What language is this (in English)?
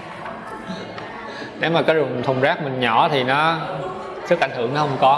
Vietnamese